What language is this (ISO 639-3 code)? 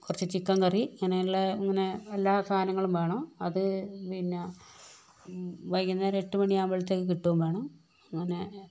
mal